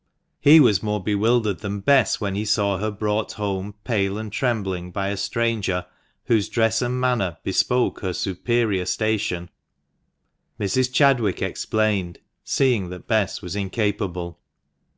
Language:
English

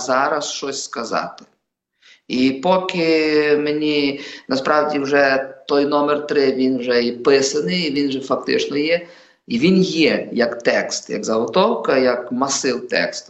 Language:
Ukrainian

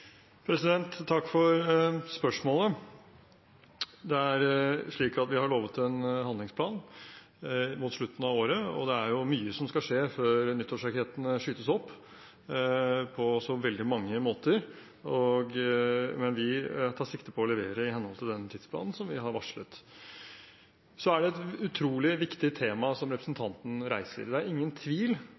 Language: Norwegian Bokmål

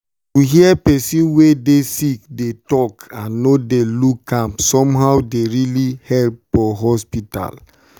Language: Nigerian Pidgin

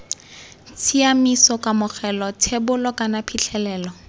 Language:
Tswana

